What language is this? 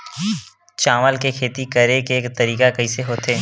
Chhattisgarhi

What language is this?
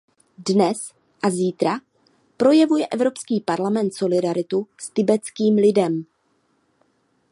Czech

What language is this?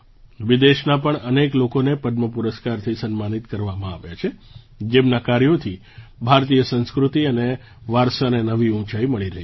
Gujarati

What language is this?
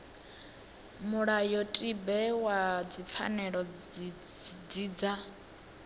Venda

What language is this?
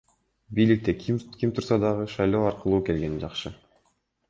Kyrgyz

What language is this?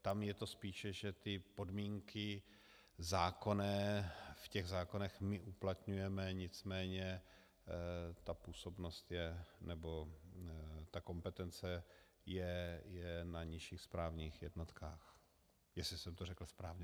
Czech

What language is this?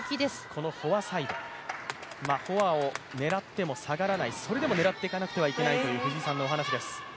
Japanese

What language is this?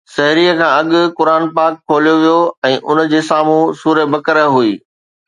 Sindhi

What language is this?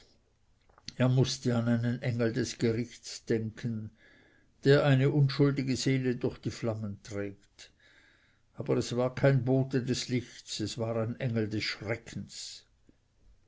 German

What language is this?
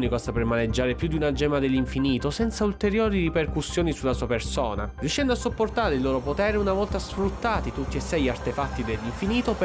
Italian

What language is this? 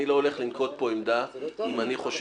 Hebrew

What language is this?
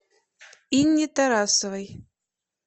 Russian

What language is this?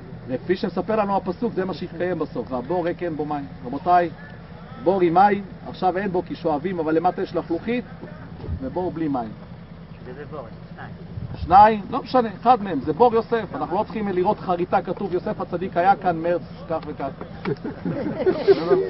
Hebrew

